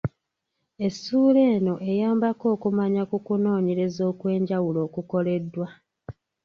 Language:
Ganda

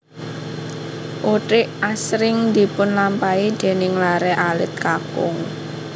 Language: Javanese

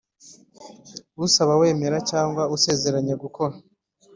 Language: Kinyarwanda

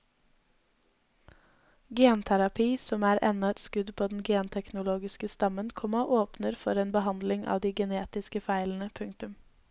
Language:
Norwegian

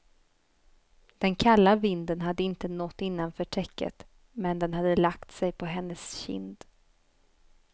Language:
Swedish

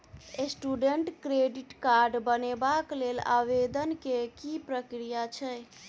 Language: Maithili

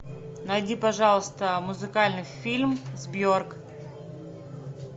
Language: Russian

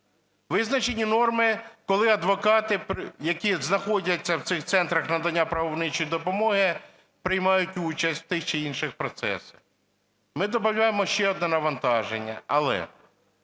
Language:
Ukrainian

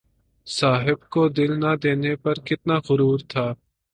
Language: Urdu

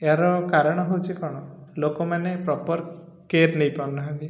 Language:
Odia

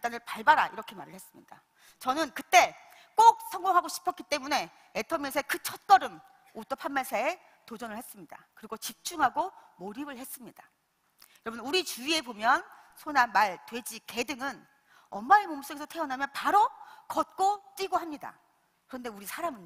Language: Korean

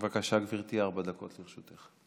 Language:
Hebrew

